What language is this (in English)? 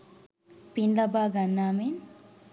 Sinhala